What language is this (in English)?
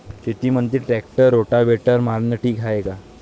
Marathi